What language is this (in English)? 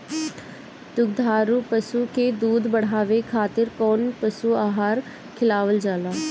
Bhojpuri